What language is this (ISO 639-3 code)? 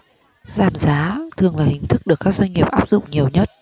vie